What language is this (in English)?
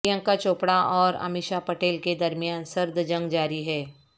Urdu